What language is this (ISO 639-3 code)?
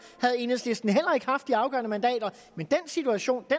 dan